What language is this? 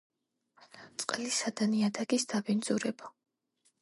Georgian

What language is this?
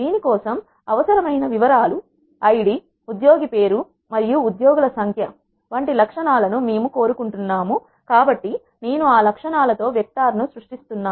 Telugu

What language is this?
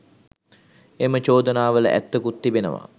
Sinhala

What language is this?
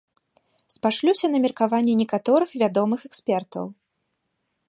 Belarusian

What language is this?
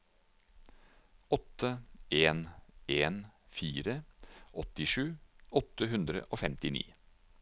Norwegian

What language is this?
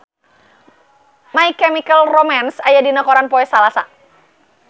Sundanese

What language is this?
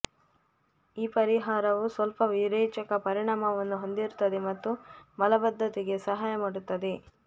Kannada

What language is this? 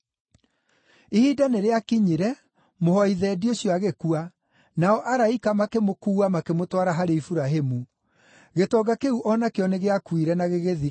Kikuyu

